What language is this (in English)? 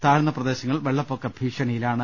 Malayalam